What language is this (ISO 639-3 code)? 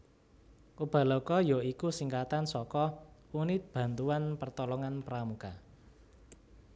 jav